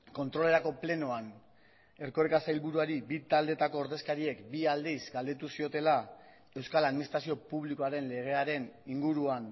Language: Basque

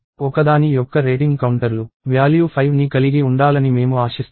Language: Telugu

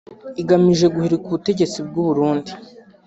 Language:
Kinyarwanda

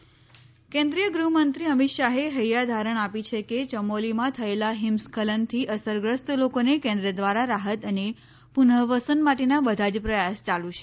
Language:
Gujarati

